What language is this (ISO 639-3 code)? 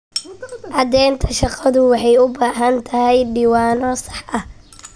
som